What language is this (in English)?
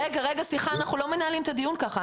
Hebrew